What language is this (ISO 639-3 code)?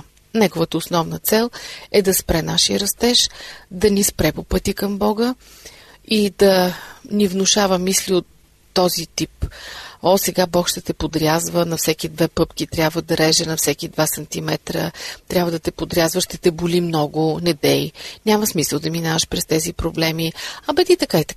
bul